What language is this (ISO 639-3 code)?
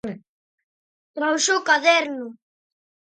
glg